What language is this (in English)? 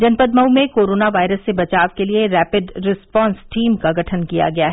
Hindi